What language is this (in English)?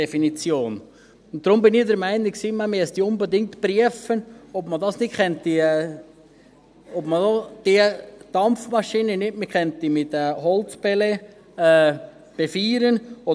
Swiss German